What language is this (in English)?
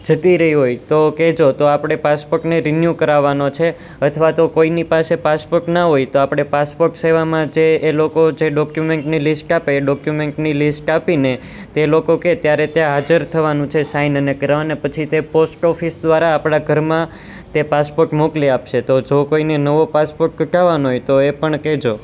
Gujarati